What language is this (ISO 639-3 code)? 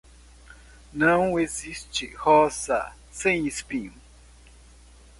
por